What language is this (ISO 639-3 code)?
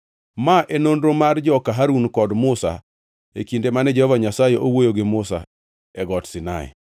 luo